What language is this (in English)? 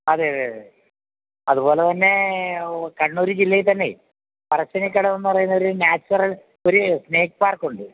Malayalam